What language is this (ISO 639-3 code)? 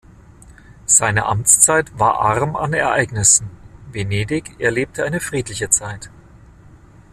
deu